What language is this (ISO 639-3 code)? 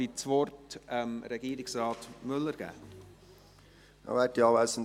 gsw